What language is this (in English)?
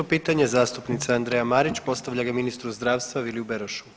Croatian